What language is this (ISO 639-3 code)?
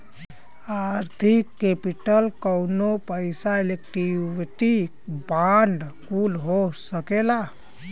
bho